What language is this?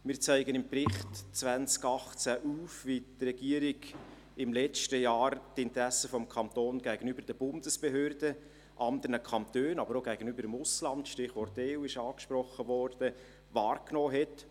Swiss German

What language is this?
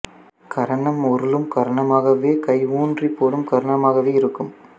Tamil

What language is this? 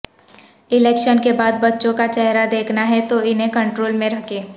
Urdu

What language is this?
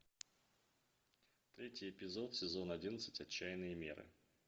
Russian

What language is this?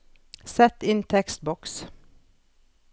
Norwegian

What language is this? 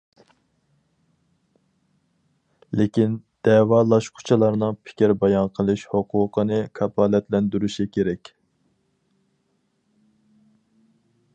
Uyghur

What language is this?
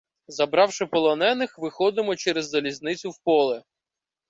Ukrainian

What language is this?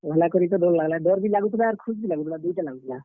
Odia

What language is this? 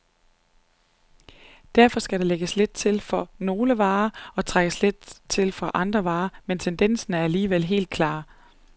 Danish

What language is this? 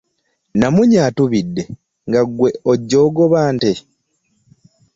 Ganda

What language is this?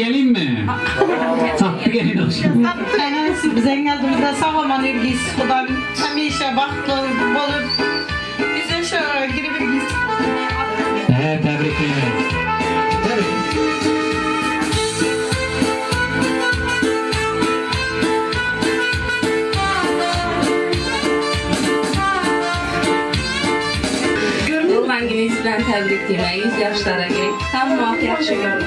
Turkish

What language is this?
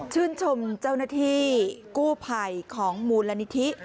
Thai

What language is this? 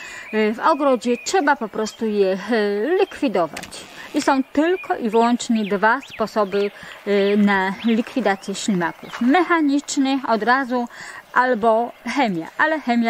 Polish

